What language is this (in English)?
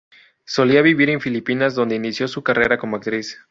Spanish